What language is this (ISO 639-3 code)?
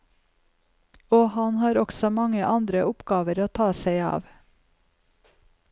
nor